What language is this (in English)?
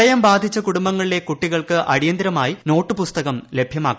Malayalam